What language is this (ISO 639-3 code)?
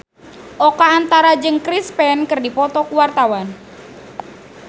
sun